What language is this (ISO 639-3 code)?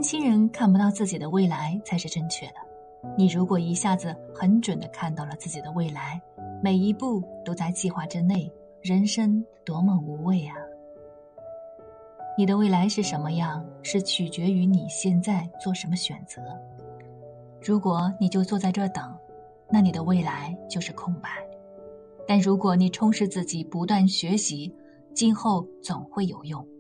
zho